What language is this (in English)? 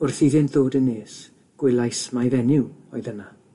Welsh